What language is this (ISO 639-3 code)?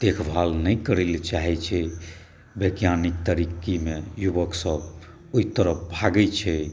mai